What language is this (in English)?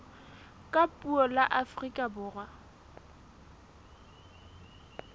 Southern Sotho